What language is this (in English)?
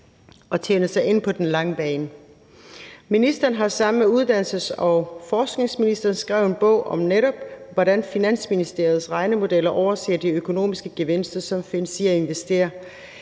Danish